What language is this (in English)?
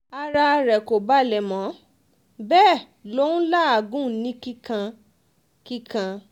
Yoruba